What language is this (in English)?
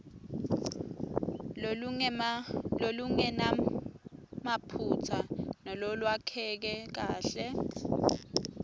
Swati